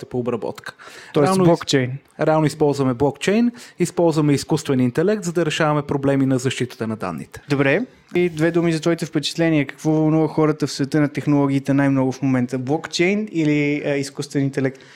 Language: Bulgarian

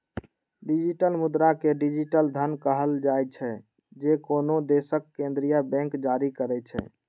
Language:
Maithili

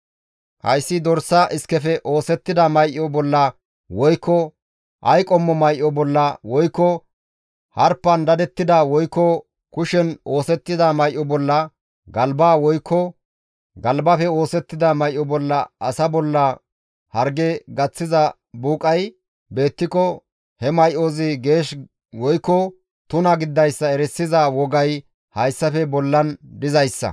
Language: Gamo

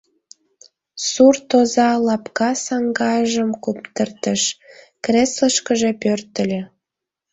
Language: Mari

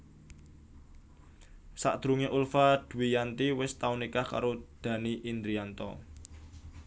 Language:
Javanese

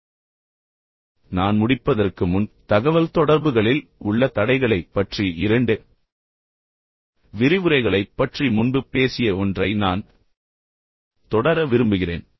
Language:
Tamil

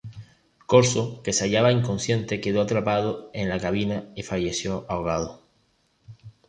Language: Spanish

